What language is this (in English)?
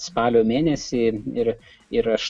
Lithuanian